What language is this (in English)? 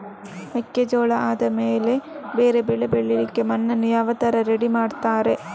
Kannada